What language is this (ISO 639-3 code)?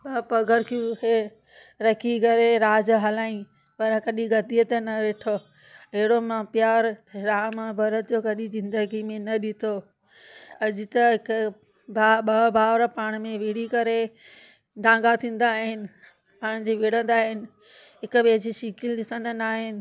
snd